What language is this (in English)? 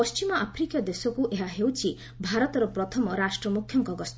Odia